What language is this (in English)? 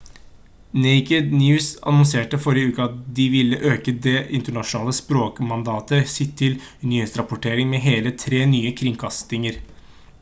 Norwegian Bokmål